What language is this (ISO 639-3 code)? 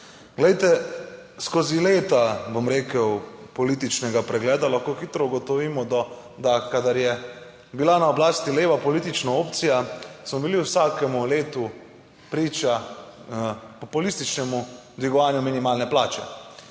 slv